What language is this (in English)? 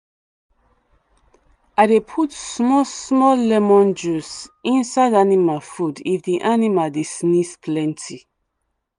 Nigerian Pidgin